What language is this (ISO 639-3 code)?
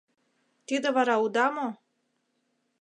chm